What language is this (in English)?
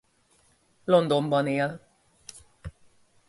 Hungarian